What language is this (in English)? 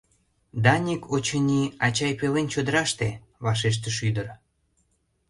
Mari